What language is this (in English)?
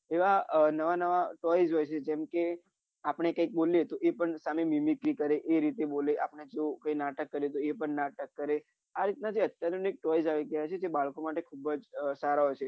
Gujarati